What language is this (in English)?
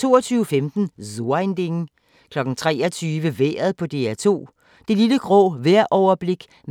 Danish